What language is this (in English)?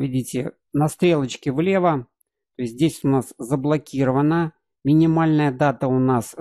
Russian